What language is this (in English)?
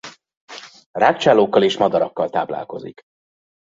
Hungarian